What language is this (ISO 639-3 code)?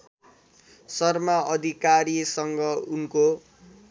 nep